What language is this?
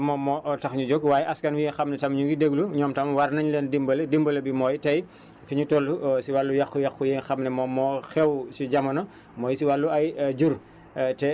Wolof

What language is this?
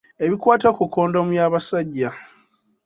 Ganda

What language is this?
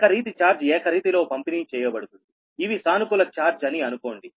Telugu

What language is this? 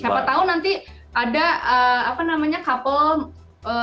Indonesian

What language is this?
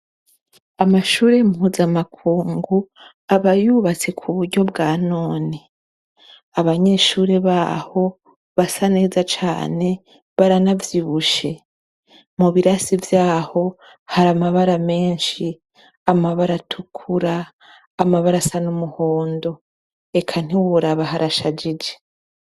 Rundi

